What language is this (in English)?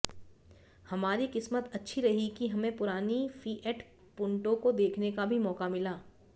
Hindi